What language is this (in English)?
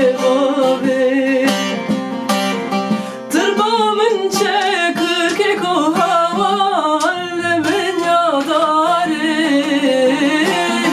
Turkish